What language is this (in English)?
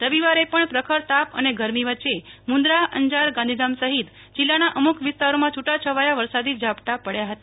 Gujarati